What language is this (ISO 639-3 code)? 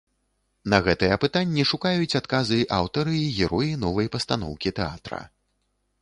bel